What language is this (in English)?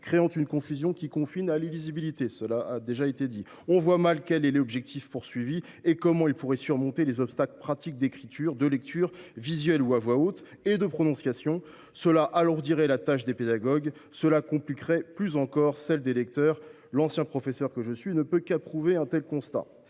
French